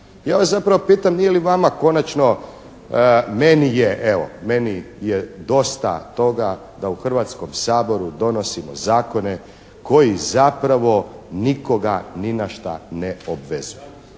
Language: Croatian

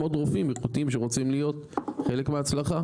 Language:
Hebrew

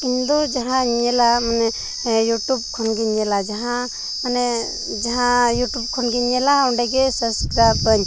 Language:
Santali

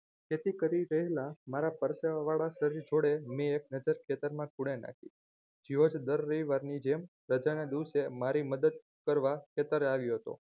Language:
Gujarati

